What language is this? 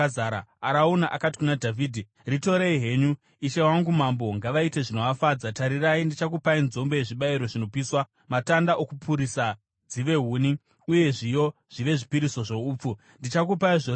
Shona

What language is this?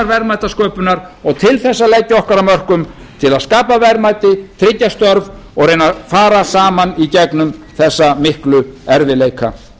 Icelandic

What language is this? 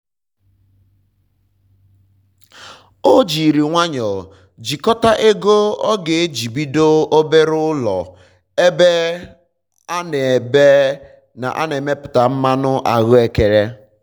Igbo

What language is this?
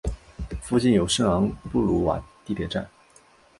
Chinese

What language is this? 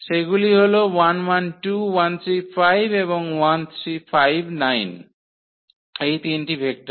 Bangla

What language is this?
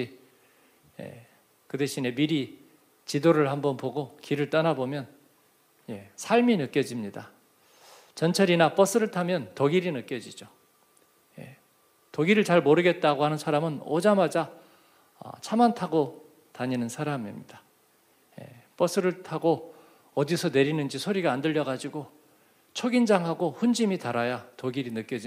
Korean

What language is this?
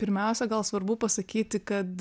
Lithuanian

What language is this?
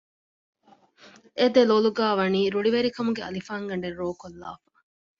Divehi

